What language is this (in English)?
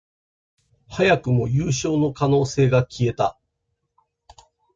Japanese